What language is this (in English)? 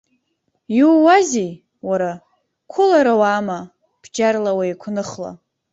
Abkhazian